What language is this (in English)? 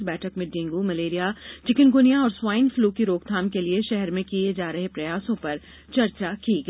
Hindi